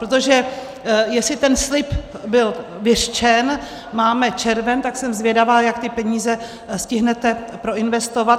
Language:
Czech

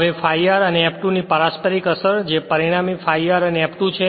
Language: Gujarati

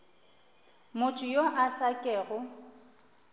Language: Northern Sotho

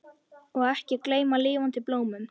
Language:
Icelandic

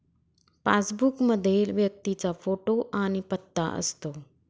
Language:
Marathi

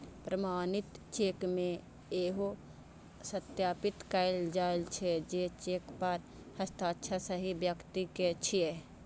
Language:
Maithili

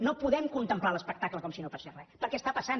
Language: Catalan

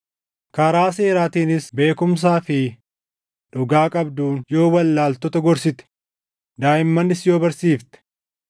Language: Oromo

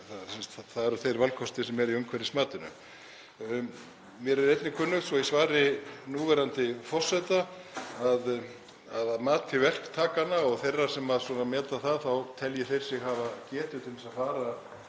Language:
Icelandic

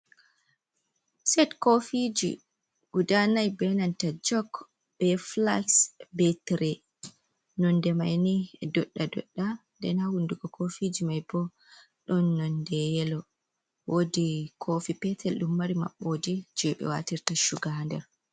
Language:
Fula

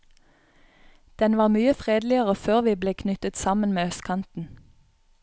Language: Norwegian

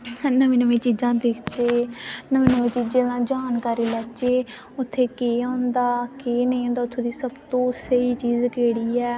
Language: Dogri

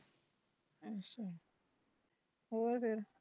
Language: Punjabi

